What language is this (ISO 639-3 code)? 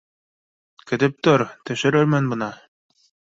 bak